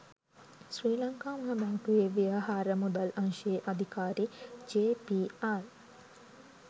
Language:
Sinhala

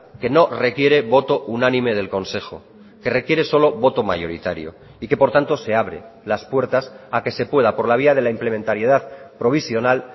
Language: Spanish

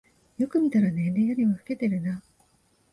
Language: Japanese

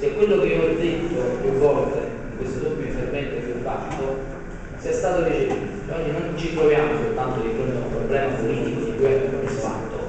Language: Italian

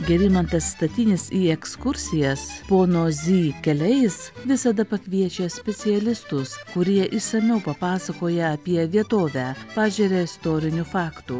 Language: Lithuanian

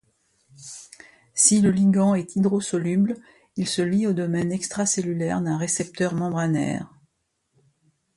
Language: French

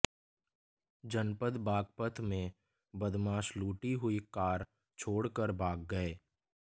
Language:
Hindi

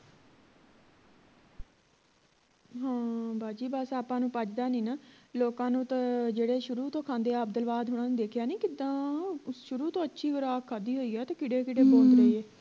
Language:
Punjabi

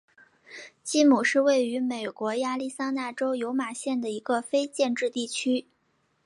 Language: Chinese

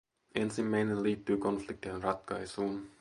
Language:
Finnish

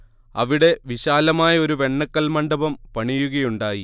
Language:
Malayalam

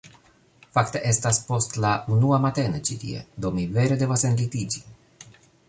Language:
Esperanto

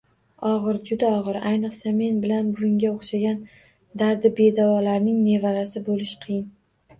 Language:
Uzbek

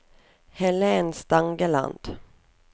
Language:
Norwegian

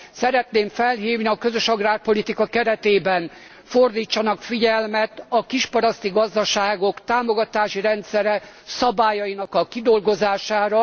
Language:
Hungarian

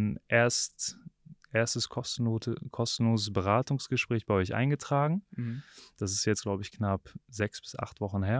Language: German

